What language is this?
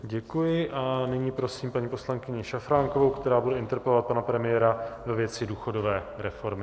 Czech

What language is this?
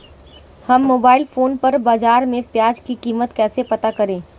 Hindi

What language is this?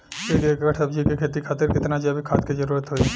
Bhojpuri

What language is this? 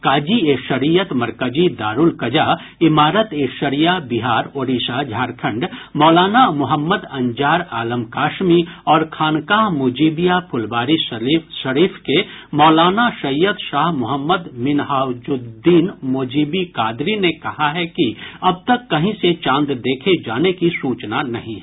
Hindi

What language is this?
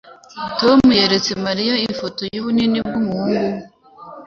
Kinyarwanda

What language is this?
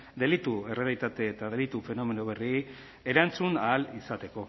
Basque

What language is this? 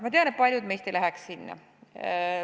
Estonian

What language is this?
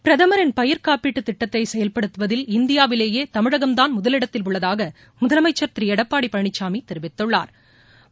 Tamil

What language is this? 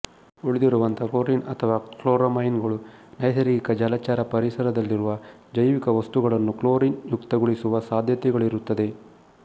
Kannada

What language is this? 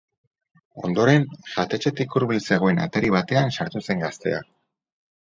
Basque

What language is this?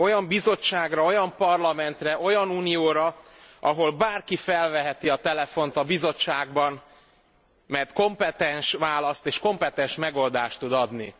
Hungarian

